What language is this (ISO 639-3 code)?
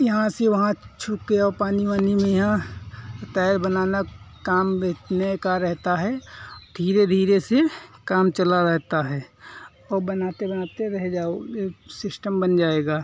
hin